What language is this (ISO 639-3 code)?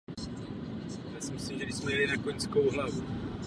ces